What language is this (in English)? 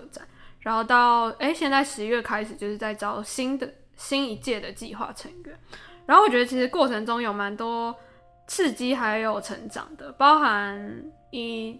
Chinese